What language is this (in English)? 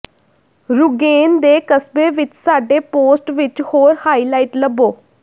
Punjabi